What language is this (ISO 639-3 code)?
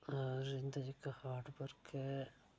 doi